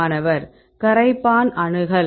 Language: Tamil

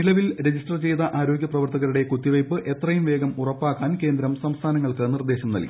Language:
Malayalam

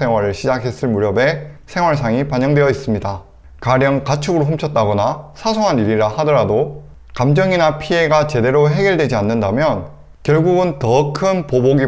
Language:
Korean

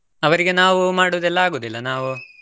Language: Kannada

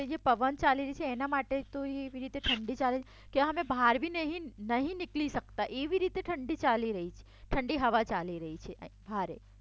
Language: Gujarati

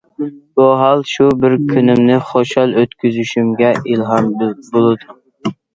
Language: Uyghur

